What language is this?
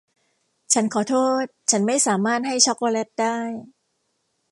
Thai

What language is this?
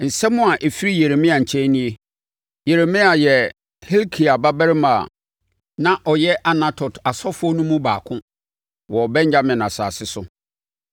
Akan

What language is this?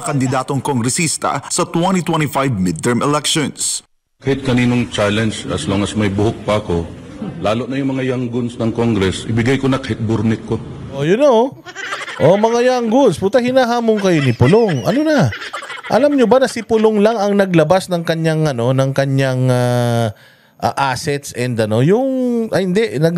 Filipino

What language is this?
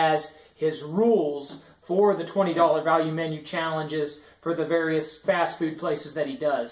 English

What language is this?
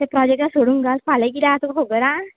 Konkani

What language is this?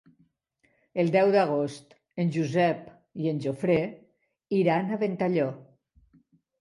Catalan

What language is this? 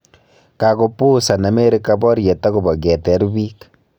Kalenjin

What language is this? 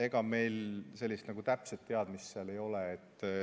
Estonian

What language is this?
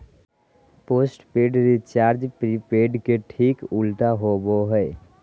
Magahi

